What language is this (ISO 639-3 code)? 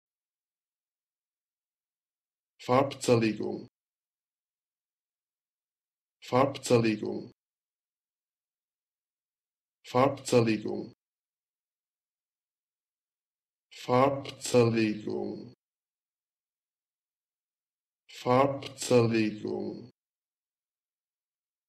deu